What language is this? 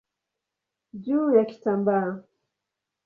Swahili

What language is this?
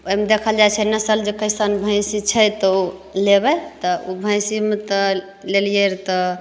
Maithili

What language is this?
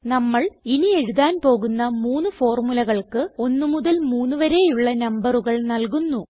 Malayalam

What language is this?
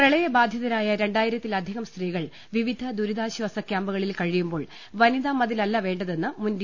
Malayalam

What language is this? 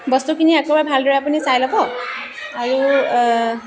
Assamese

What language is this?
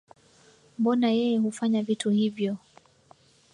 Swahili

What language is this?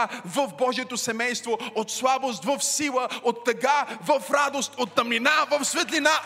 Bulgarian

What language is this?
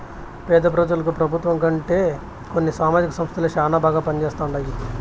Telugu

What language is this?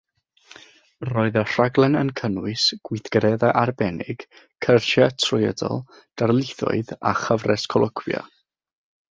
Welsh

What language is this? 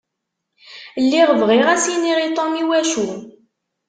Kabyle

